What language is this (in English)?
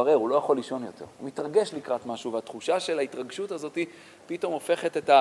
Hebrew